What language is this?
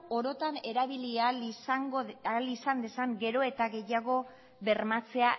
Basque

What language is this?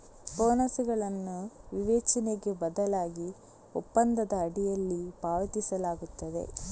Kannada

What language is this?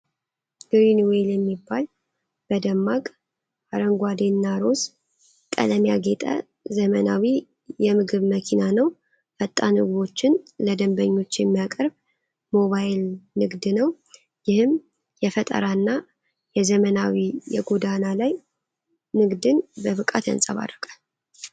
Amharic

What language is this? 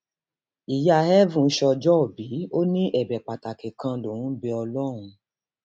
Yoruba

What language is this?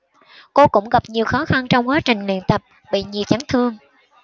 Vietnamese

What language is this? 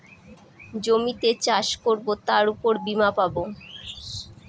Bangla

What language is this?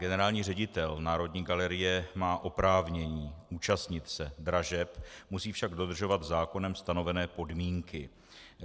Czech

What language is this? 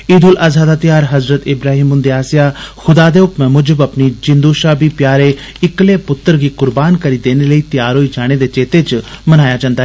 Dogri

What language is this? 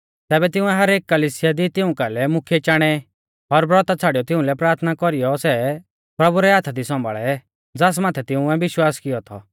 Mahasu Pahari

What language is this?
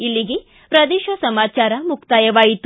Kannada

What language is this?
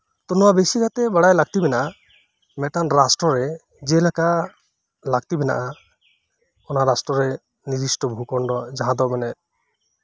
Santali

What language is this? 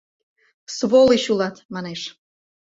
Mari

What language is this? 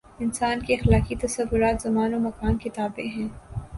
Urdu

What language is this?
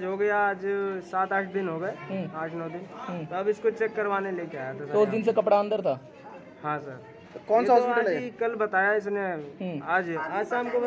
Hindi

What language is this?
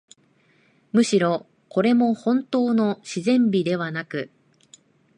Japanese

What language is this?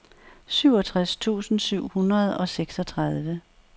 Danish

